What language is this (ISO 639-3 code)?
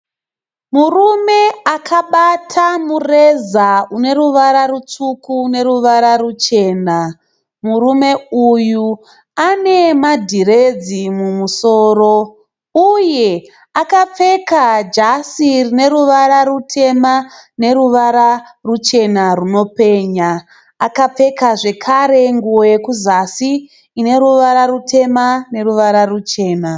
sna